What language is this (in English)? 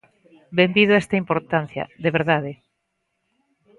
Galician